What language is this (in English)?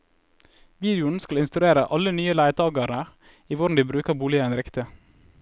Norwegian